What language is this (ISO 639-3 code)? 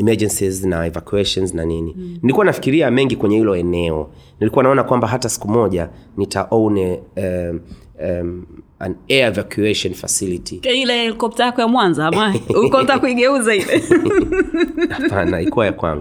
swa